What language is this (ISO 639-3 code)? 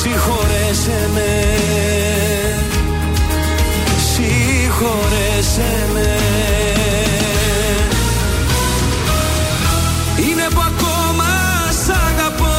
ell